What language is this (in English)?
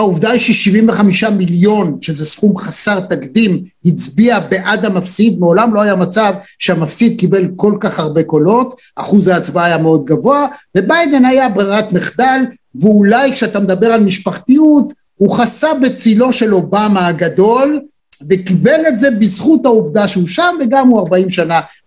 Hebrew